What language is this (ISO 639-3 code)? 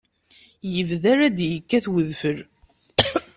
kab